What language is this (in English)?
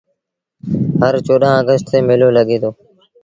Sindhi Bhil